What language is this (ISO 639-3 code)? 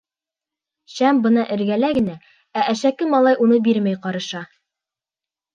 bak